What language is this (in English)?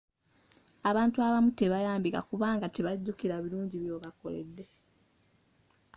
Ganda